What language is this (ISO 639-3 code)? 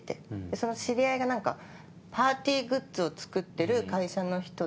jpn